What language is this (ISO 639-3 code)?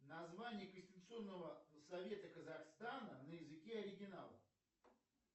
rus